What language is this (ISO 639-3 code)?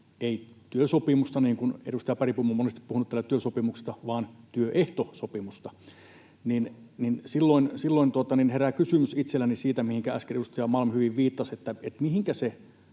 fin